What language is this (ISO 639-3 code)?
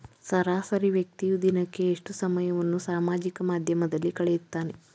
kan